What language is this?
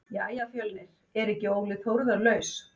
Icelandic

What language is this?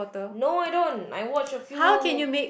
English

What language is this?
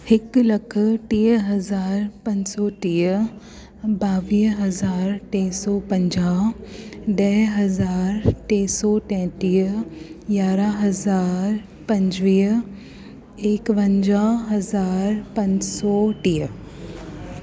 Sindhi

